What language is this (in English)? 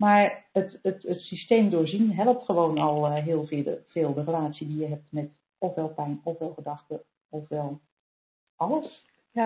Dutch